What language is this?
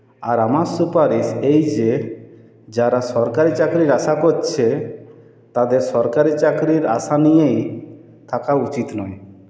Bangla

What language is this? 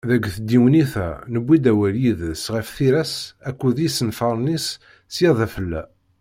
Kabyle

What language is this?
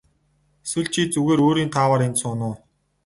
Mongolian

